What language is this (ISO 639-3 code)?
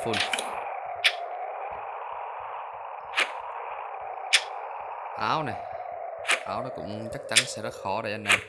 vie